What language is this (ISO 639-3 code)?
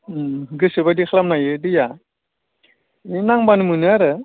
brx